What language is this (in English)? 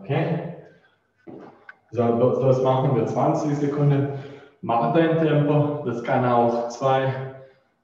German